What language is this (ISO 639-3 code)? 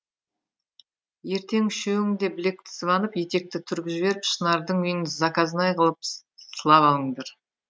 kaz